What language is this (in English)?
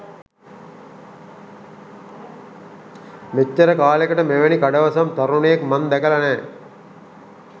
Sinhala